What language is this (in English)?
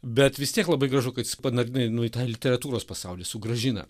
Lithuanian